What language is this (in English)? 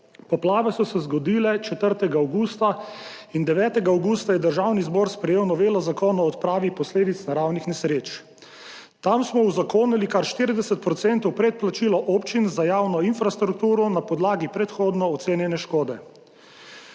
Slovenian